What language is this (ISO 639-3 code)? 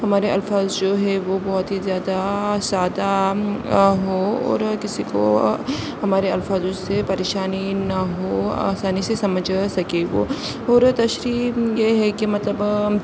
urd